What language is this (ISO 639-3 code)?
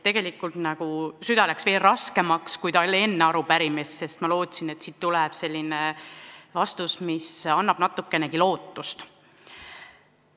est